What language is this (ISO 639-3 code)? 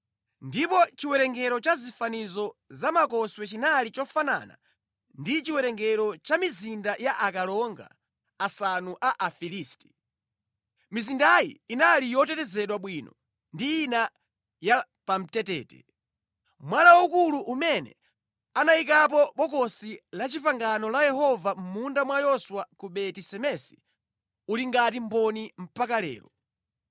nya